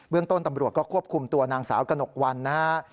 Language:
Thai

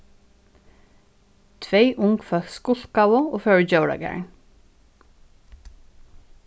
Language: Faroese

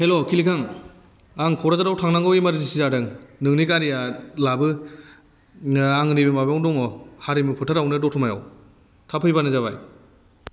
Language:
Bodo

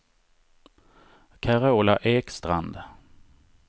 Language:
Swedish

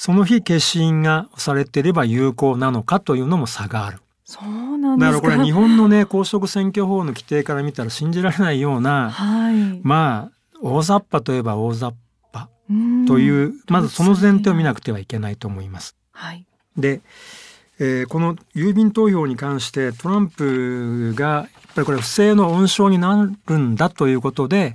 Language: Japanese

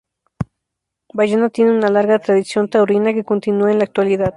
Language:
Spanish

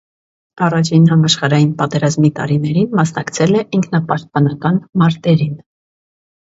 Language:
Armenian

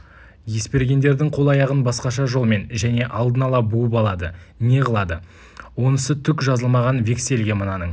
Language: Kazakh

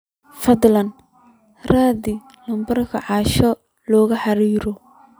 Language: Somali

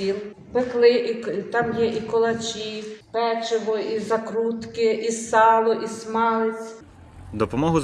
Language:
Ukrainian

